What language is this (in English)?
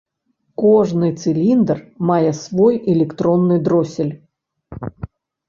Belarusian